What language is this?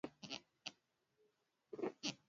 Swahili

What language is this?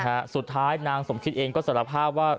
Thai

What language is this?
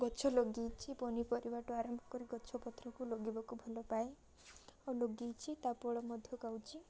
Odia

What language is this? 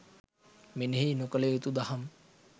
Sinhala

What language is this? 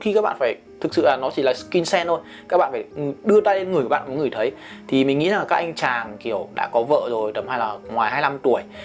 Vietnamese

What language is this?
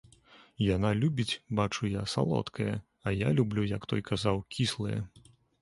Belarusian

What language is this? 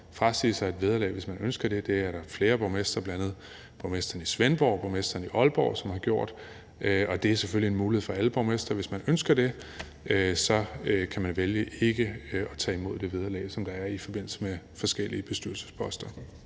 Danish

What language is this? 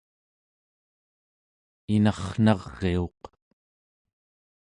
Central Yupik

